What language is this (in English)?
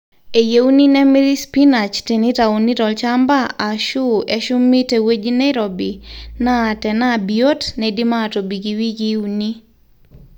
Masai